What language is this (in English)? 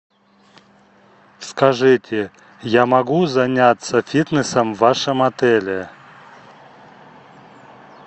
Russian